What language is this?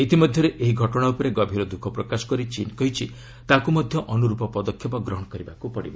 Odia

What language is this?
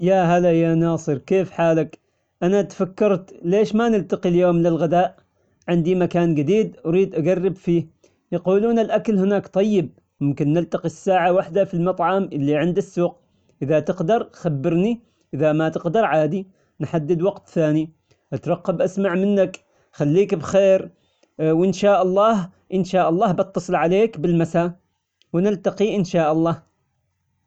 Omani Arabic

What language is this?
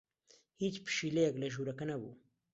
Central Kurdish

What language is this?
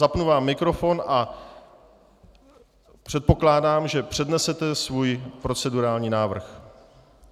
Czech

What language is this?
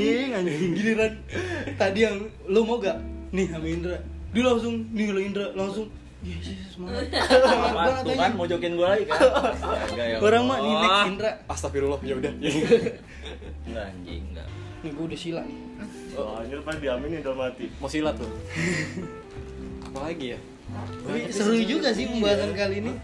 Indonesian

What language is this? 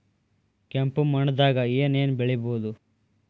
Kannada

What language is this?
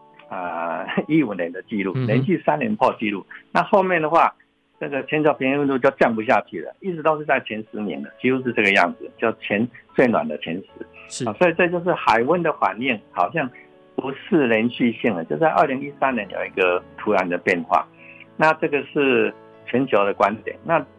Chinese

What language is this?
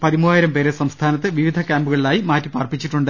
Malayalam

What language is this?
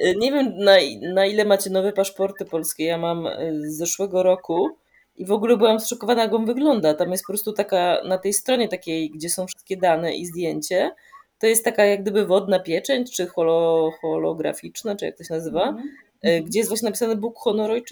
Polish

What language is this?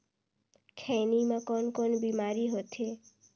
Chhattisgarhi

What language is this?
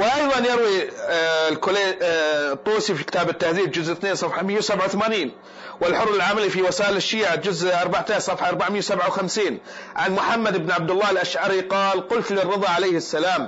Arabic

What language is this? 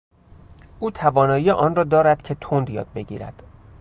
Persian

